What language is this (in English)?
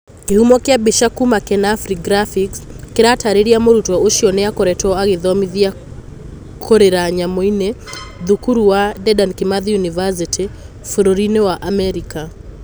Kikuyu